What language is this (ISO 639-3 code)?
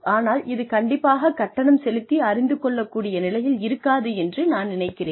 tam